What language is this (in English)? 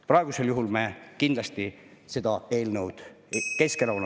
Estonian